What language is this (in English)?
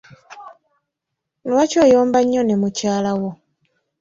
Ganda